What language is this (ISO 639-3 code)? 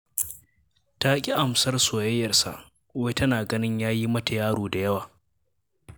hau